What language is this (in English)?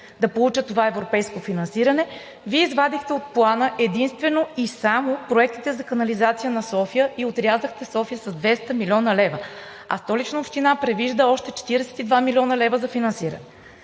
Bulgarian